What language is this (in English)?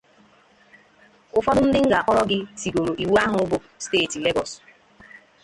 Igbo